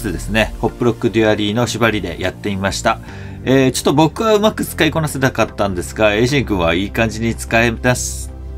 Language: Japanese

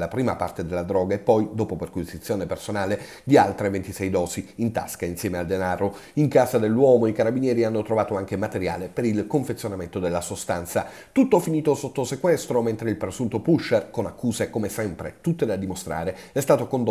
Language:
Italian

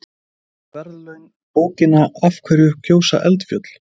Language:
Icelandic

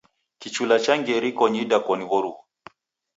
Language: Taita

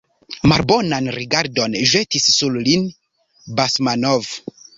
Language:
Esperanto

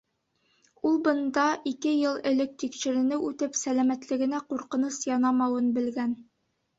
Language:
Bashkir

